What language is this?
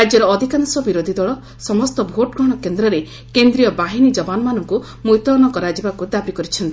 Odia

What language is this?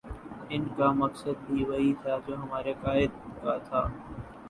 Urdu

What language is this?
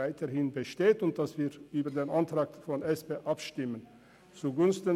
Swiss German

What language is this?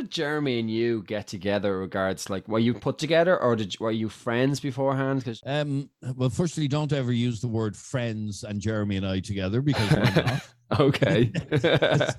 English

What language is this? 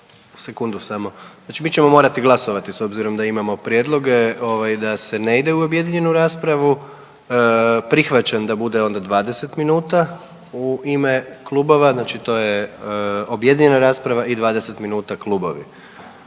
Croatian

